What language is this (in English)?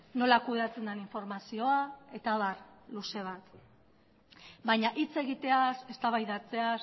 Basque